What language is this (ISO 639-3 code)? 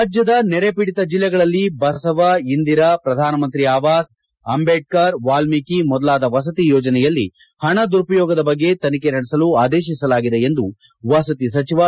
kan